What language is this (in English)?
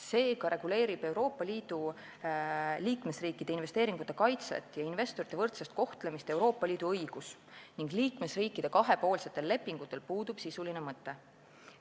Estonian